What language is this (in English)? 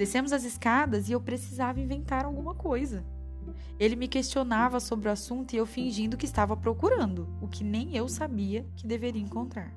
Portuguese